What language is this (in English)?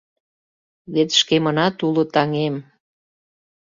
Mari